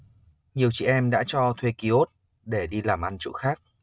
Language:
Vietnamese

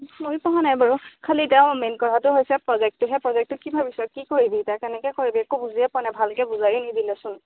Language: Assamese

